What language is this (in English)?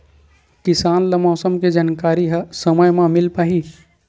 Chhattisgarhi